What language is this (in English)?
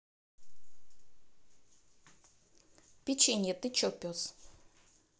Russian